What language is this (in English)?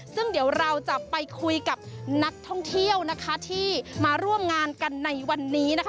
Thai